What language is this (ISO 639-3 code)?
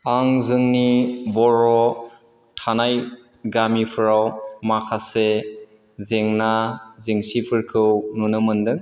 brx